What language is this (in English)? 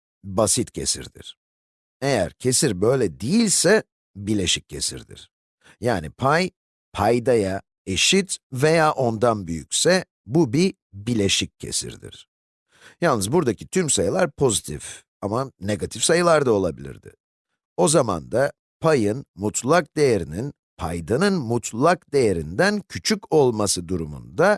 Turkish